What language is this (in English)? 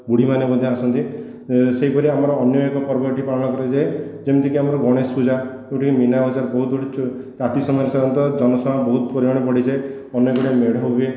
Odia